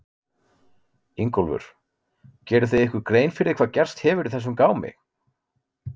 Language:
Icelandic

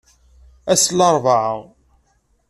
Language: Kabyle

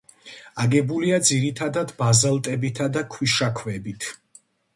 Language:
Georgian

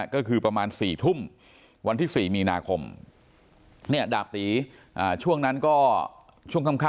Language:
Thai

